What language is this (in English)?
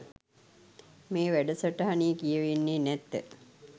Sinhala